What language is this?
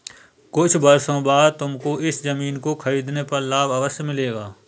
Hindi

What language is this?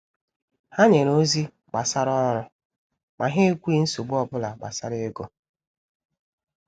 Igbo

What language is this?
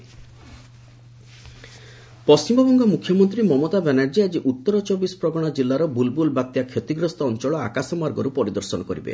Odia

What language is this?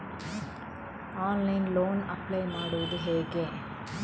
Kannada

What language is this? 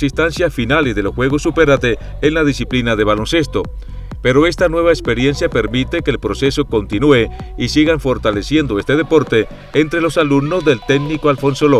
Spanish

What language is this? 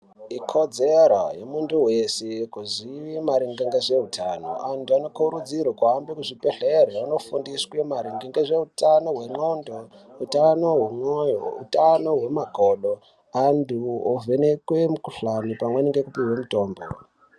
Ndau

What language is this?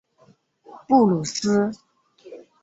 Chinese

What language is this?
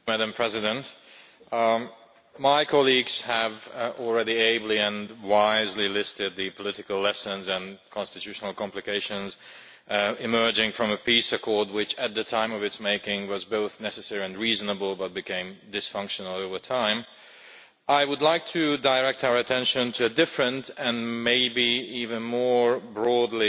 English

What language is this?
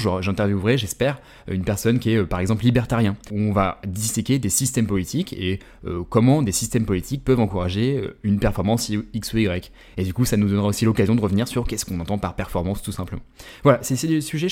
French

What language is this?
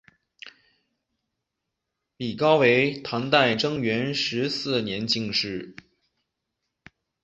Chinese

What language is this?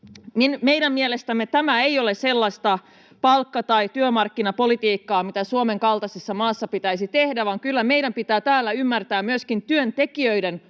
Finnish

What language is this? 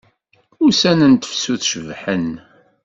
Kabyle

